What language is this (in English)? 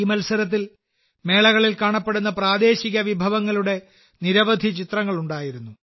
Malayalam